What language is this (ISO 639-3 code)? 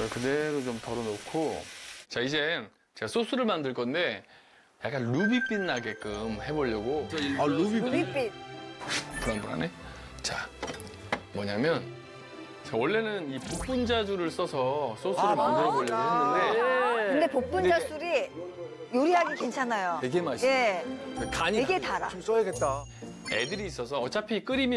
kor